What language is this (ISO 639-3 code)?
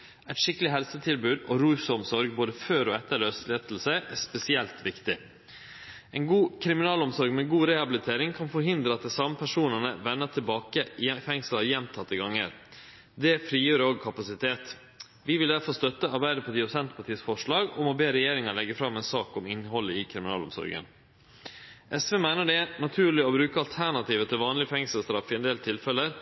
nno